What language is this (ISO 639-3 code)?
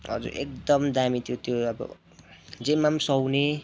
nep